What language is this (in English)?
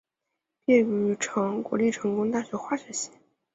Chinese